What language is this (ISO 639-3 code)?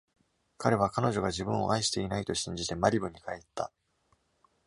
jpn